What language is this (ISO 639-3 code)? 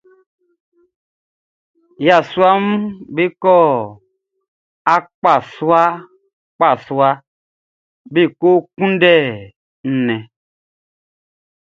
bci